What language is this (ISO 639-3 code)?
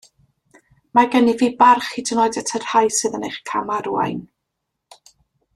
cym